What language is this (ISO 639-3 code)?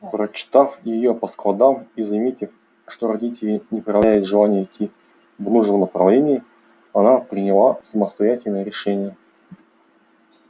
rus